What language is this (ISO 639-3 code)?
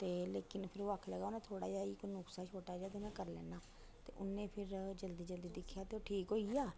doi